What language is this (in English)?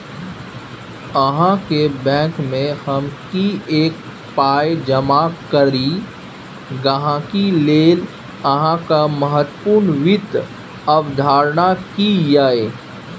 Maithili